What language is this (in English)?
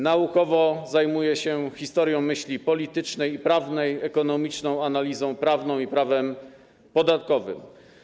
Polish